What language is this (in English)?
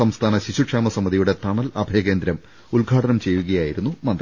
Malayalam